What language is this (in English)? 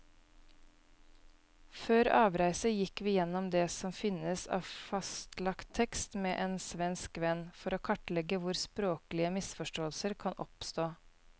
Norwegian